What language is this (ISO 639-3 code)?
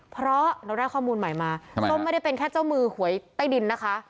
tha